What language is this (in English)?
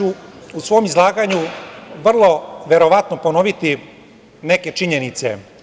Serbian